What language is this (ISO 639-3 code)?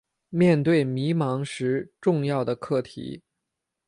zho